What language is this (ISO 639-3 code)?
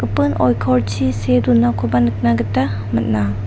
grt